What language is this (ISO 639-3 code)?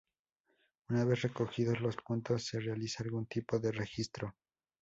spa